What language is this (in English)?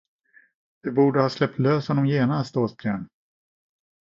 Swedish